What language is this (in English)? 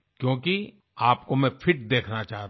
Hindi